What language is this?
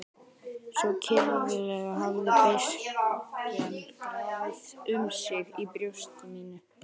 Icelandic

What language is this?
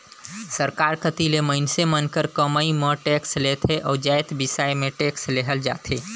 Chhattisgarhi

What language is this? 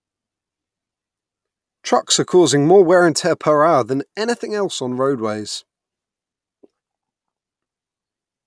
English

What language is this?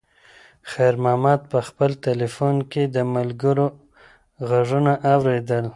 Pashto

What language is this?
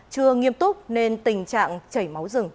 Vietnamese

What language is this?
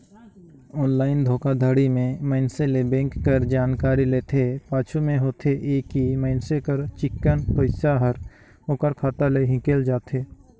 Chhattisgarhi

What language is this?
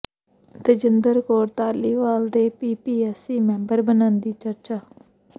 Punjabi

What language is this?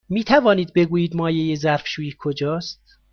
Persian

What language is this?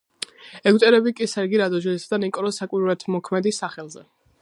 Georgian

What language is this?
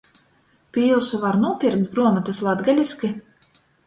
Latgalian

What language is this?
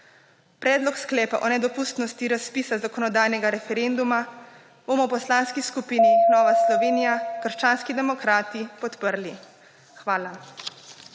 Slovenian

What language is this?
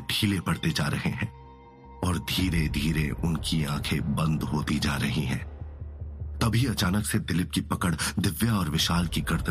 Hindi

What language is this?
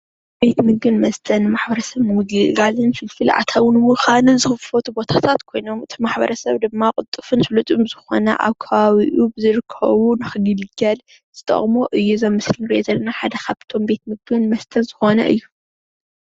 Tigrinya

